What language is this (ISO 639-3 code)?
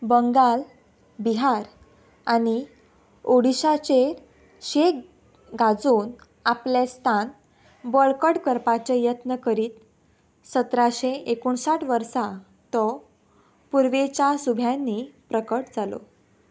kok